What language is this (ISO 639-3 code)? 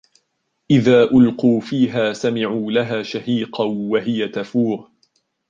ara